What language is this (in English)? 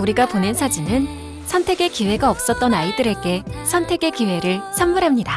Korean